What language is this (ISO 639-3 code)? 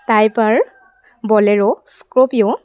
asm